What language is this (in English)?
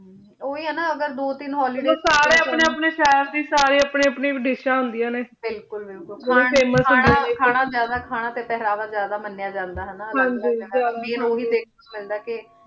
Punjabi